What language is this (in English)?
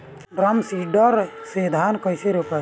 Bhojpuri